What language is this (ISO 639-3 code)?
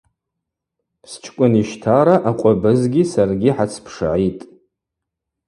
abq